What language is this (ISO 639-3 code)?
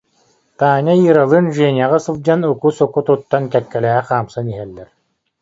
sah